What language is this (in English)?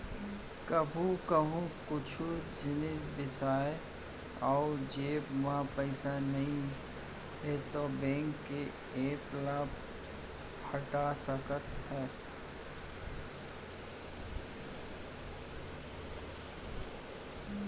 Chhattisgarhi